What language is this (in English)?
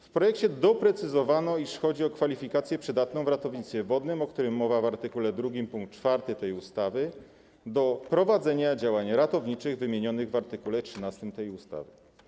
Polish